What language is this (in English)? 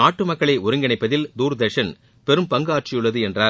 Tamil